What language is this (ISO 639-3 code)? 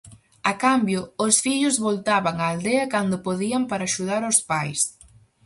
glg